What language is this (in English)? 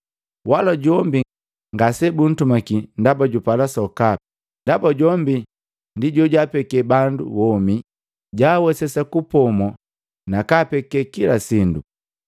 Matengo